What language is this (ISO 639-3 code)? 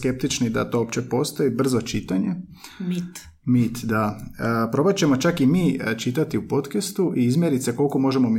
hrv